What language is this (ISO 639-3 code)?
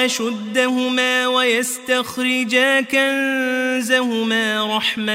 ara